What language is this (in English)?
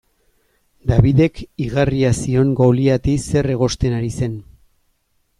Basque